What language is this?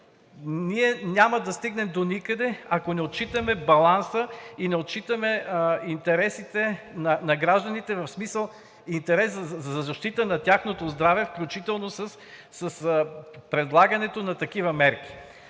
Bulgarian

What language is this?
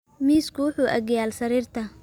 Somali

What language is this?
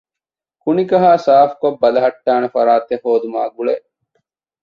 Divehi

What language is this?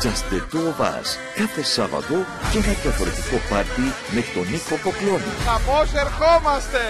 Greek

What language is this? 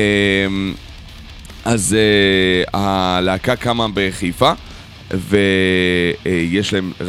Hebrew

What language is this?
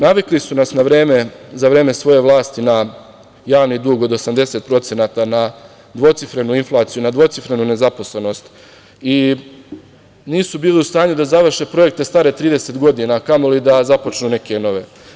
Serbian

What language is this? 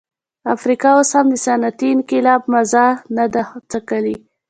Pashto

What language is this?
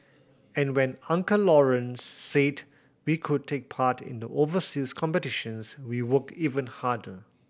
English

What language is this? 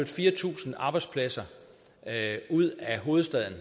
Danish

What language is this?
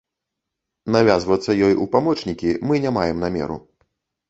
Belarusian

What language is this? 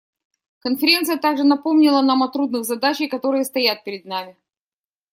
Russian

